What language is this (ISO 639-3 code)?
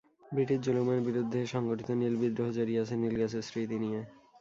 ben